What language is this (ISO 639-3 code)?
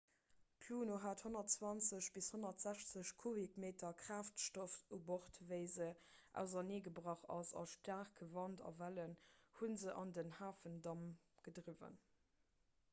ltz